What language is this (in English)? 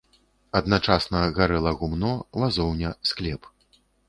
Belarusian